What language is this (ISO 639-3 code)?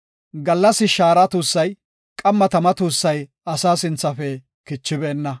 gof